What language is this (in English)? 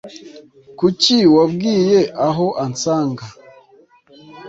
Kinyarwanda